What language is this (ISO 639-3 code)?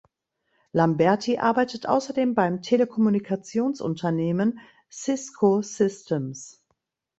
deu